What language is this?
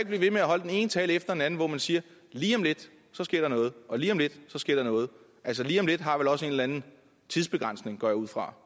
Danish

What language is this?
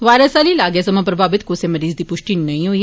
Dogri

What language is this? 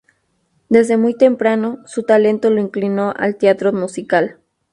Spanish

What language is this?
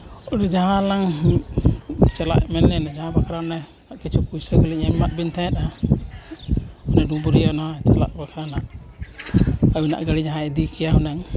Santali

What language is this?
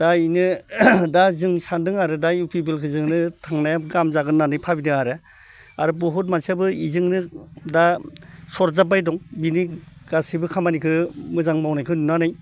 Bodo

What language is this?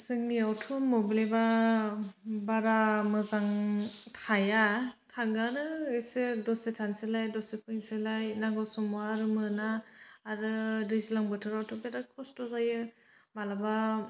Bodo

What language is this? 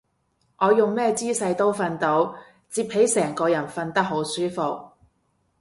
Cantonese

